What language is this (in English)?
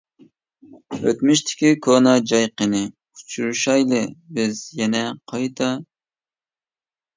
Uyghur